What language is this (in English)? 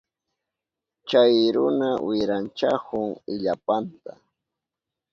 Southern Pastaza Quechua